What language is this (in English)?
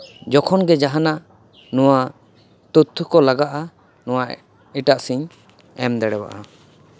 Santali